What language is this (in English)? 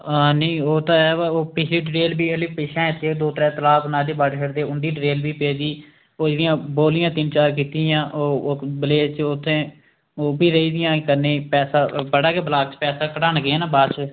Dogri